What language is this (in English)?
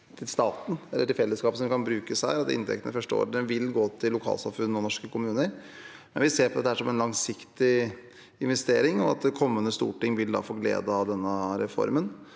Norwegian